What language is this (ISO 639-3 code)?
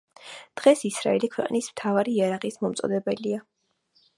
kat